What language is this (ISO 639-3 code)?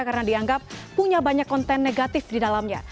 ind